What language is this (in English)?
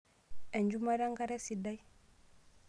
Masai